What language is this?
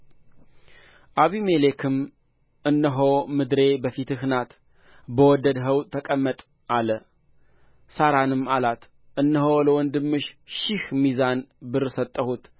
Amharic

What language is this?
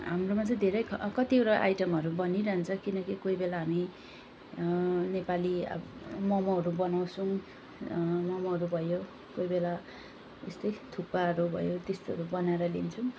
Nepali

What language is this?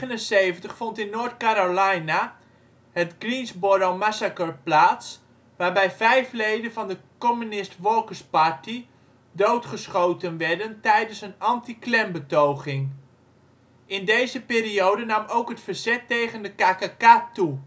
Dutch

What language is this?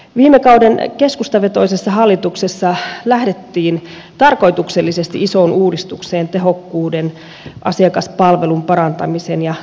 Finnish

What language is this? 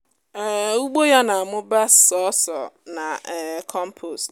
Igbo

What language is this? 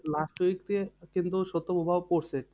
Bangla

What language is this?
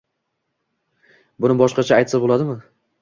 Uzbek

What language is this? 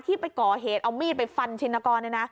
Thai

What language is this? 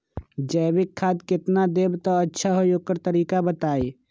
Magahi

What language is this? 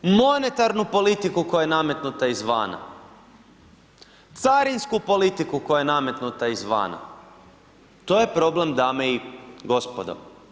Croatian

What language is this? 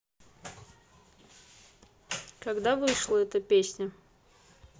Russian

